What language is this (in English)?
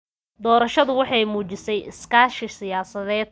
Somali